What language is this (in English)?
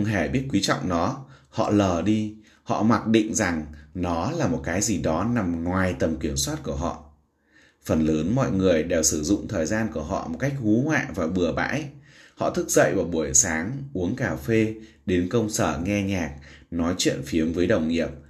Vietnamese